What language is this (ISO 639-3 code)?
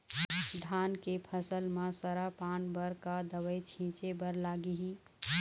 hne